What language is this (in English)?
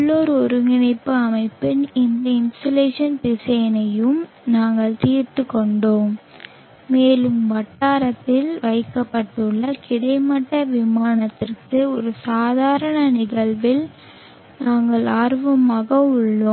Tamil